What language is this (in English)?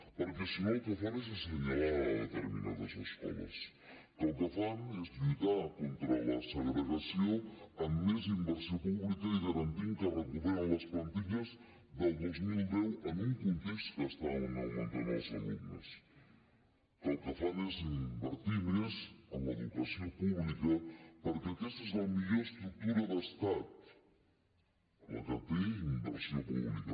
Catalan